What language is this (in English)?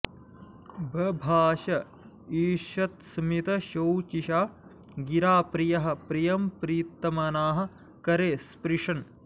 Sanskrit